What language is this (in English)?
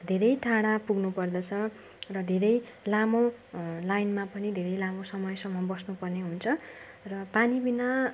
Nepali